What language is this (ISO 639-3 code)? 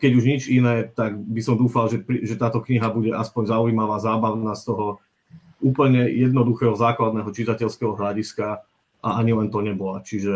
slk